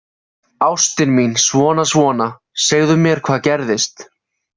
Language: Icelandic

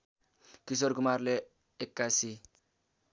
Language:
Nepali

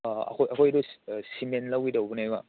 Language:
Manipuri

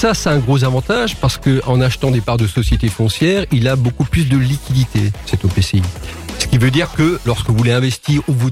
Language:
French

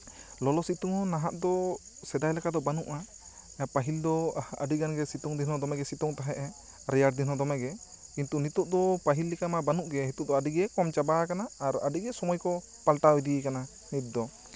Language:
Santali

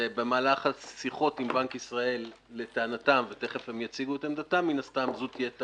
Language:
Hebrew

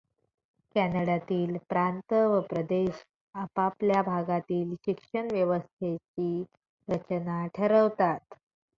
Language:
Marathi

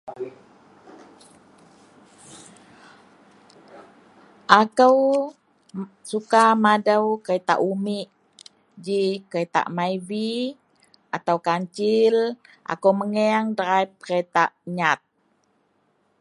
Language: Central Melanau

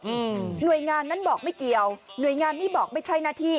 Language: Thai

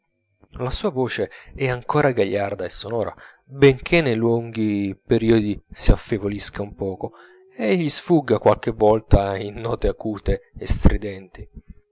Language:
Italian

